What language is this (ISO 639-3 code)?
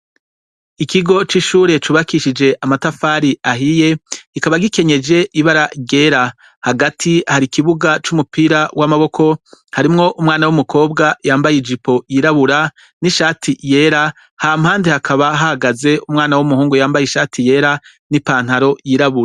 run